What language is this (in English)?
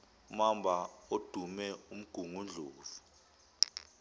Zulu